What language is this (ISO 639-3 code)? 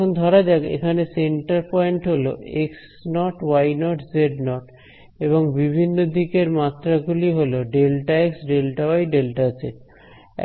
ben